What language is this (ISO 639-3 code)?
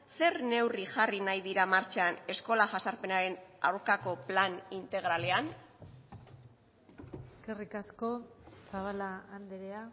eus